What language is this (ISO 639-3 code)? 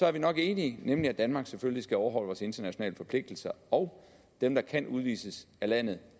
dan